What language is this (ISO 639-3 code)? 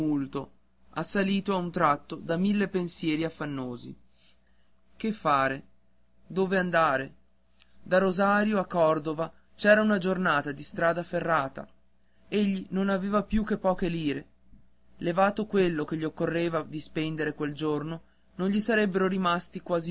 ita